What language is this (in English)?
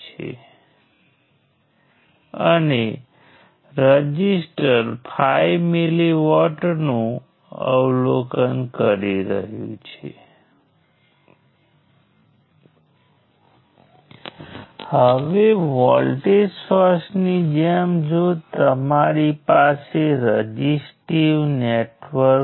Gujarati